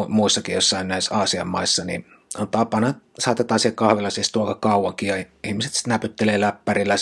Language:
Finnish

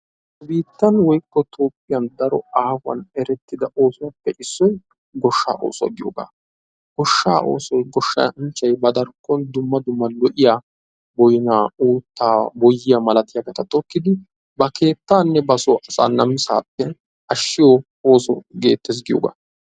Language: Wolaytta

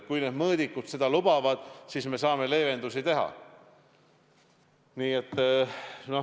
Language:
Estonian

